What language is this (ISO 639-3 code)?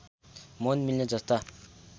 nep